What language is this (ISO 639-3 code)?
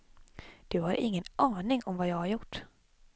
swe